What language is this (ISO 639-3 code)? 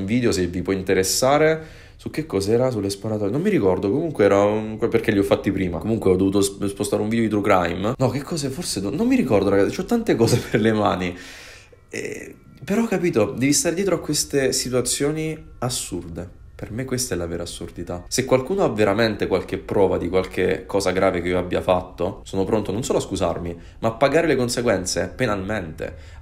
ita